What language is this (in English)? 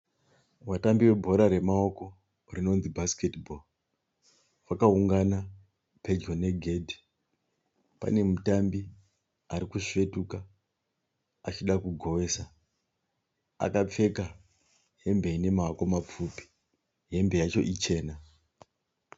Shona